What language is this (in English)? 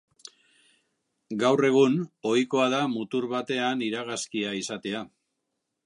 Basque